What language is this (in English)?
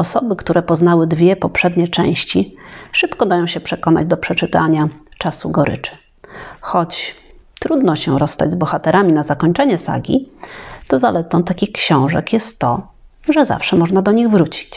Polish